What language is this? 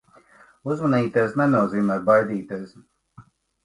Latvian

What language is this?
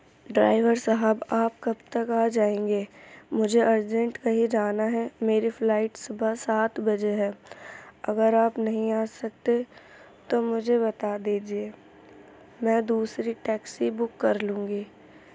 Urdu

